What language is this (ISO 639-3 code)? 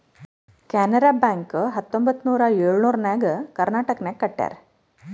kan